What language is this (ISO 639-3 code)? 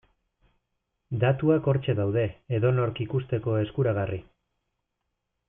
eus